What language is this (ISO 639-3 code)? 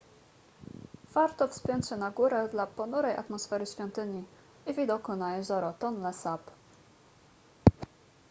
pol